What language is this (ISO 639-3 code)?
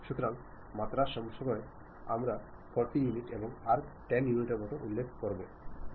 ben